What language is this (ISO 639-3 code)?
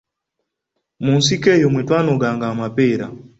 lug